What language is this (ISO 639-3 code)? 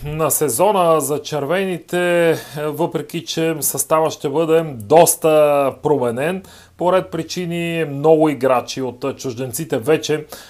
bul